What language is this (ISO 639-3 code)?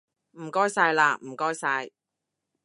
yue